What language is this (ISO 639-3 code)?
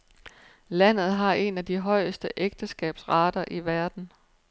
dan